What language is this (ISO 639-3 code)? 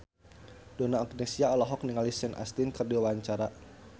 sun